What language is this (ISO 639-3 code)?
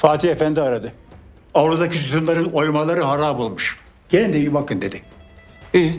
tur